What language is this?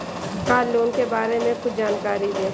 Hindi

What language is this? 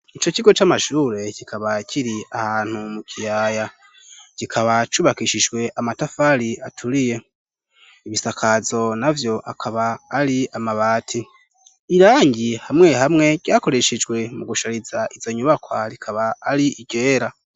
Rundi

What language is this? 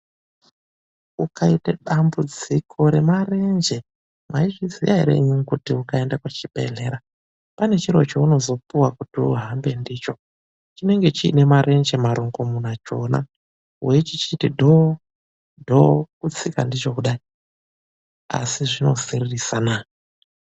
Ndau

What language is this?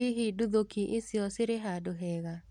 Kikuyu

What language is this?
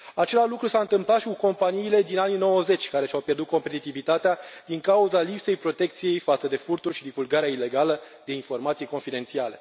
Romanian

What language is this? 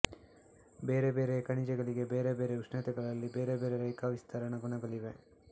Kannada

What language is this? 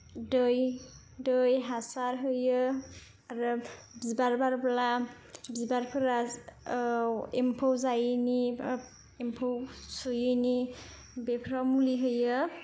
Bodo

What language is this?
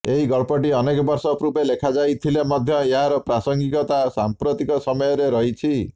Odia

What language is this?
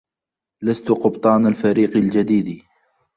Arabic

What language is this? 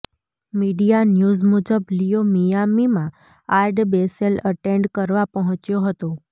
Gujarati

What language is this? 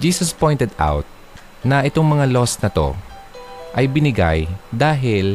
Filipino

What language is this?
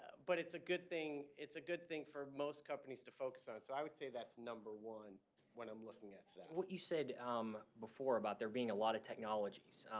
English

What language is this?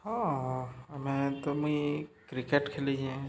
Odia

